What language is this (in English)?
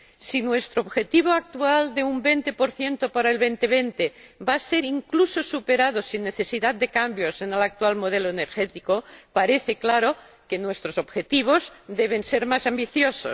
Spanish